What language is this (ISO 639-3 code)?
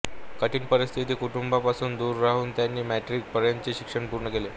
mar